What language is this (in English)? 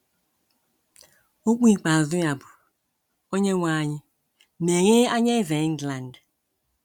Igbo